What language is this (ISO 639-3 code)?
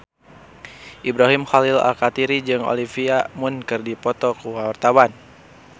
sun